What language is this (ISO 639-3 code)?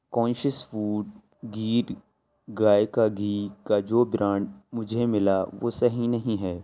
urd